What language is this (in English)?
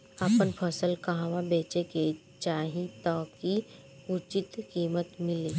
Bhojpuri